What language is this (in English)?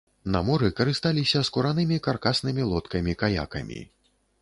Belarusian